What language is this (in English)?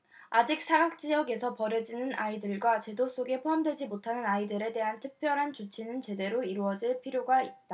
Korean